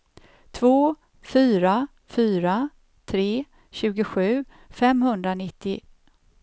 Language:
Swedish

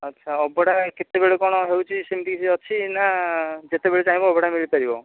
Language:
Odia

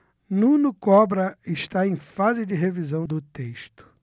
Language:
Portuguese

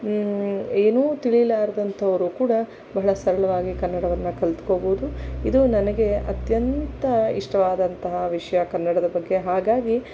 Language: Kannada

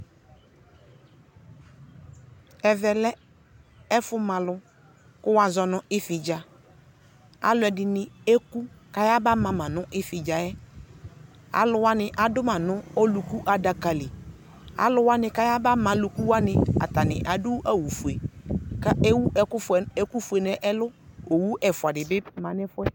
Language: Ikposo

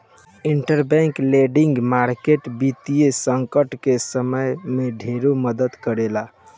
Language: Bhojpuri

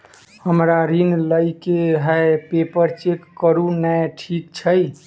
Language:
Maithili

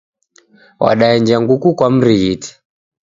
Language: Taita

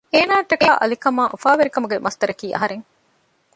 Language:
Divehi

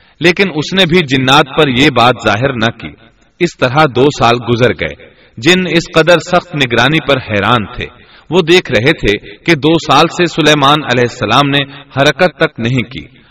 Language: Urdu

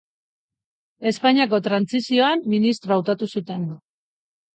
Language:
Basque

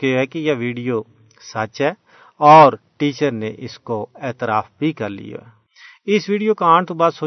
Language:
Urdu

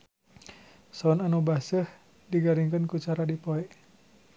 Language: Sundanese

